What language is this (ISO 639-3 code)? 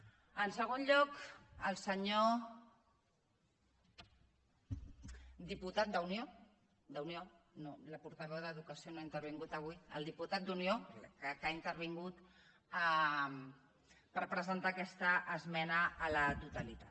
cat